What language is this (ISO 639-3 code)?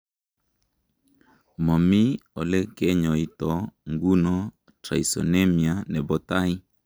kln